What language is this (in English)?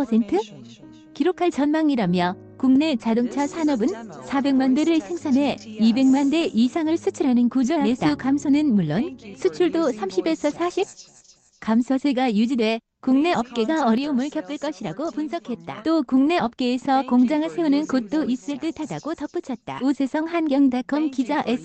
Korean